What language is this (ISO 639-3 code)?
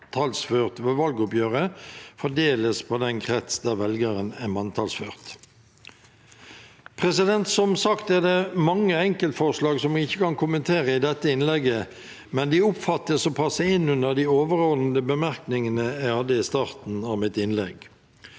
nor